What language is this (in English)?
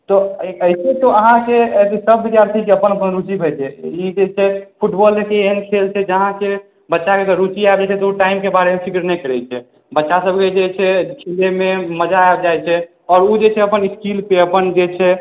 Maithili